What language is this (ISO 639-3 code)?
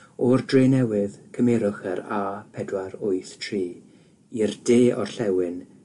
cym